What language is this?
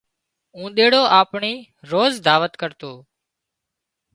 Wadiyara Koli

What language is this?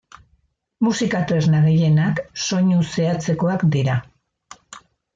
Basque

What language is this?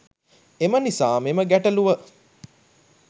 Sinhala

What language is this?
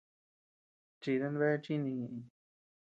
Tepeuxila Cuicatec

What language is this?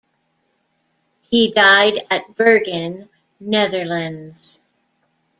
English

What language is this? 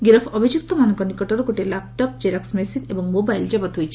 Odia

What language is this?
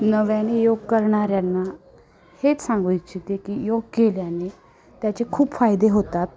Marathi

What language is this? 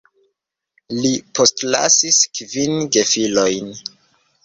Esperanto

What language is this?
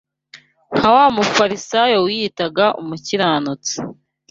Kinyarwanda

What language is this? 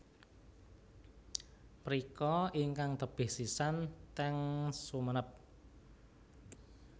Javanese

